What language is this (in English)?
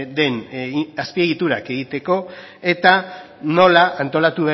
Basque